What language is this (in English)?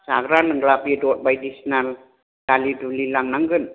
Bodo